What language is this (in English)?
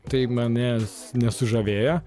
Lithuanian